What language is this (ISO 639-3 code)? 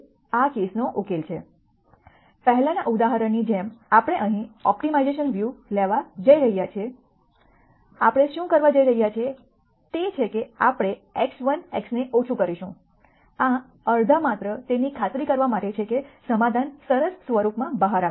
guj